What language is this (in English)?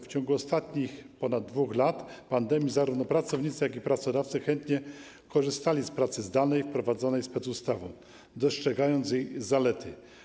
Polish